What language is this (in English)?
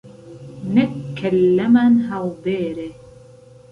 Central Kurdish